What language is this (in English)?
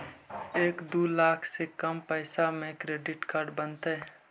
Magahi